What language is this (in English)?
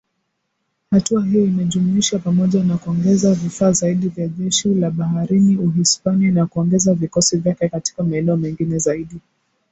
Swahili